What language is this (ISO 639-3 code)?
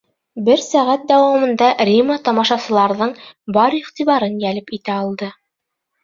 bak